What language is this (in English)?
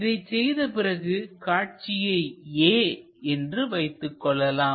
Tamil